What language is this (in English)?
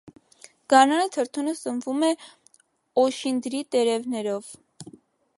Armenian